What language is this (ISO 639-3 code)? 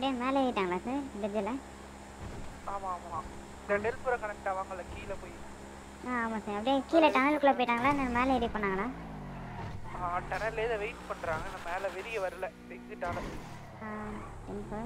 ron